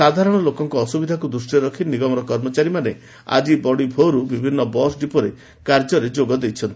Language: Odia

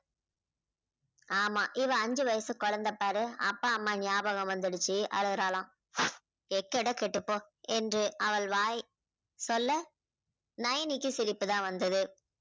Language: Tamil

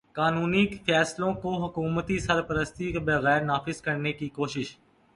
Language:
Urdu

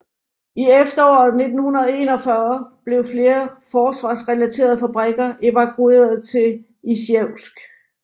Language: Danish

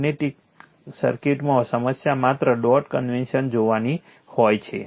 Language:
Gujarati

